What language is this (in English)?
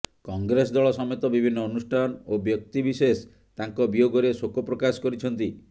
Odia